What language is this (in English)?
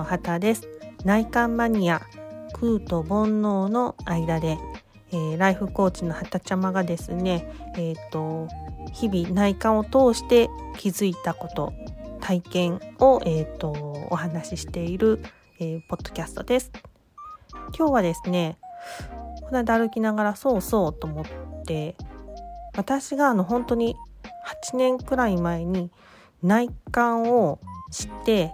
Japanese